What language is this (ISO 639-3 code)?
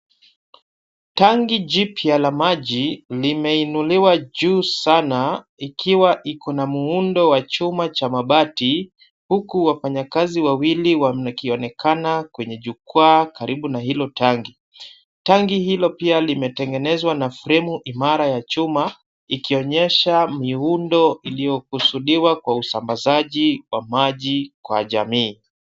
swa